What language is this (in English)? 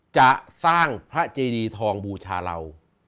Thai